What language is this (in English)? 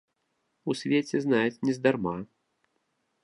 Belarusian